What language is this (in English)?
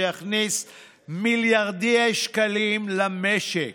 Hebrew